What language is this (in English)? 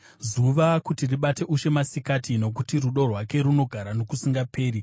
Shona